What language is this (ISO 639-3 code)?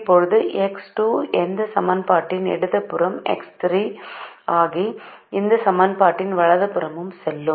tam